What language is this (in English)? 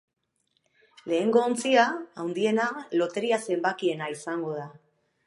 Basque